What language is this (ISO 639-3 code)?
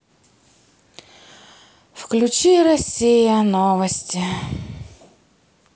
rus